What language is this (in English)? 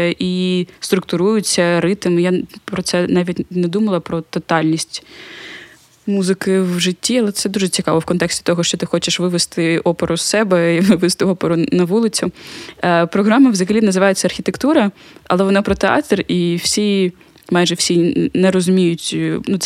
Ukrainian